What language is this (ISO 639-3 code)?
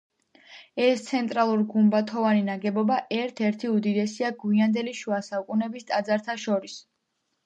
kat